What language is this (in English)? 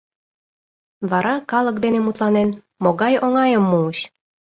Mari